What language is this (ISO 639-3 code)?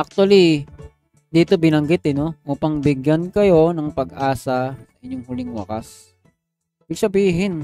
fil